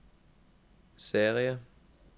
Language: Norwegian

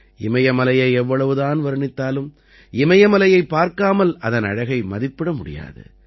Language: Tamil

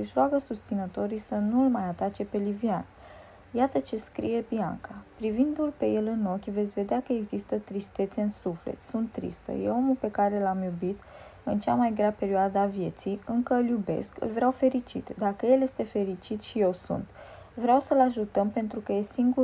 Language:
Romanian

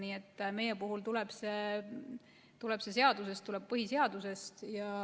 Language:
Estonian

